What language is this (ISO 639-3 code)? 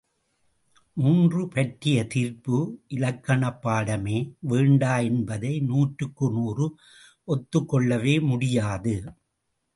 tam